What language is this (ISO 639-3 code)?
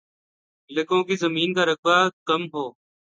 urd